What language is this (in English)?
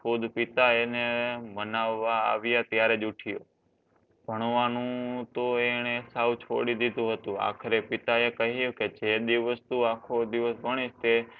Gujarati